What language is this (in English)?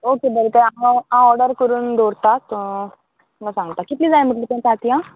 Konkani